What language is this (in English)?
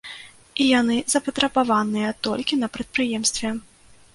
Belarusian